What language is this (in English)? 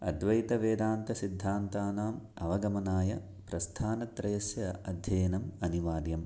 Sanskrit